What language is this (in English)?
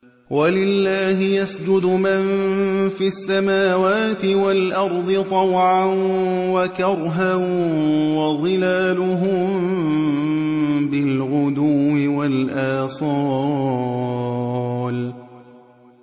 Arabic